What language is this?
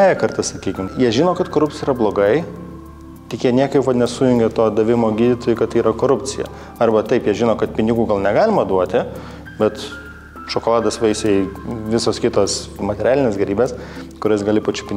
Lithuanian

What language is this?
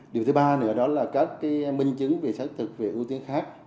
Vietnamese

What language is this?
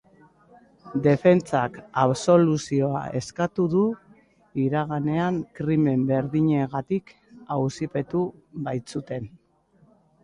Basque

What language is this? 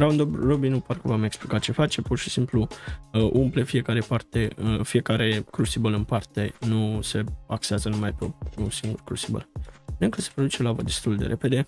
Romanian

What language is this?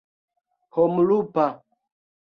Esperanto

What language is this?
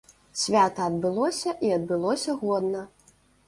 Belarusian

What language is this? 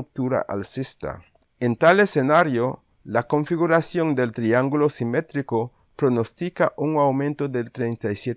Spanish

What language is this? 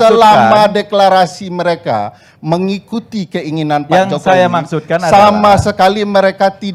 Indonesian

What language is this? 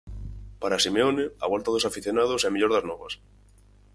Galician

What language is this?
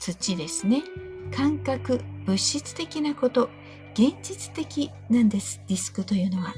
Japanese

